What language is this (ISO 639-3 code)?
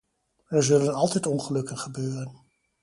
nld